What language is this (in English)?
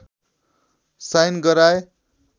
Nepali